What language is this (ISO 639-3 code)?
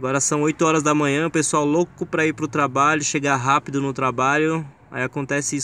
por